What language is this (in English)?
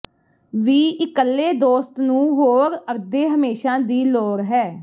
Punjabi